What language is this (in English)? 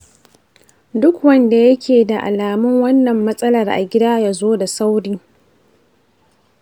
Hausa